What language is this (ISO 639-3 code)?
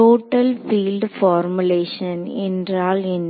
tam